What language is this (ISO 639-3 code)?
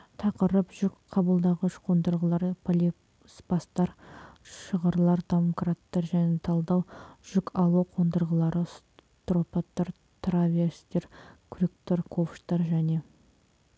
kaz